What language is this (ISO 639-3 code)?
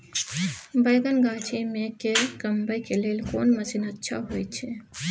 mai